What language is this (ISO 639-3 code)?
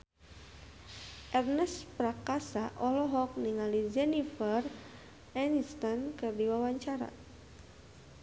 sun